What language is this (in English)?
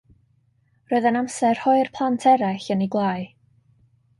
Welsh